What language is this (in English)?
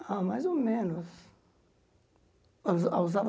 Portuguese